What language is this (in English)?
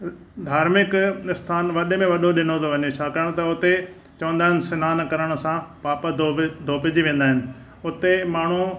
Sindhi